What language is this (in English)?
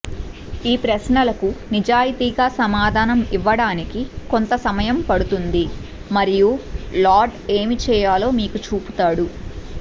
Telugu